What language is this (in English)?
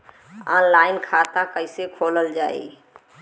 Bhojpuri